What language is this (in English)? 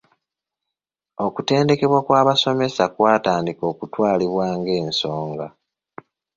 Ganda